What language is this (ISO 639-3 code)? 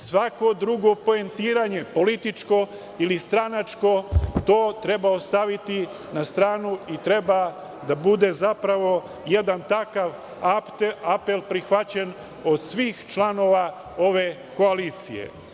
srp